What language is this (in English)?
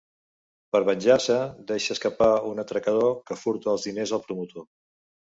Catalan